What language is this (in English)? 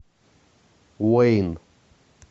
Russian